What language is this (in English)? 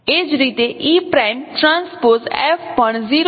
Gujarati